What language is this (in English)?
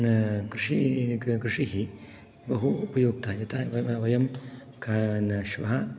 Sanskrit